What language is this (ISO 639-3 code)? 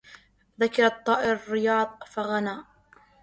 ara